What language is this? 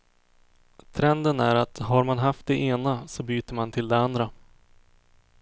Swedish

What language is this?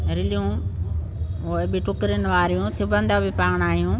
Sindhi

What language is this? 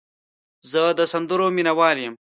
Pashto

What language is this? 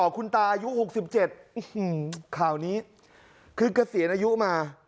Thai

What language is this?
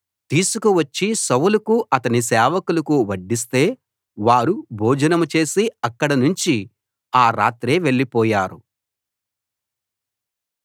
Telugu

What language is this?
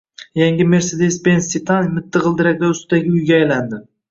Uzbek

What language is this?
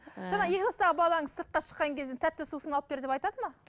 Kazakh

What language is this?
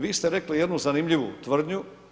Croatian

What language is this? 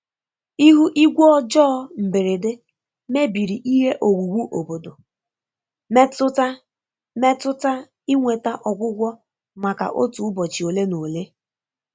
Igbo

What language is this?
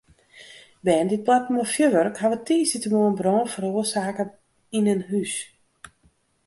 Western Frisian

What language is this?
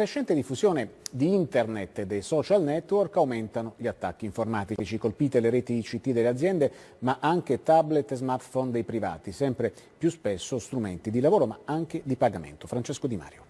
Italian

